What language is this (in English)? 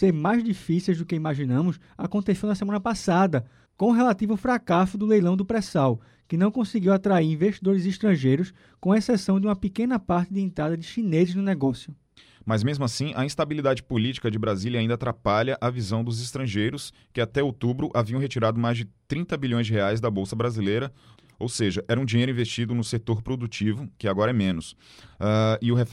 Portuguese